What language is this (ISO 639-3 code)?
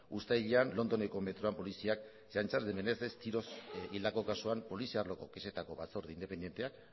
eus